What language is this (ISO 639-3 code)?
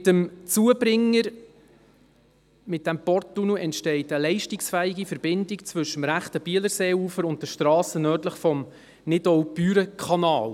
gsw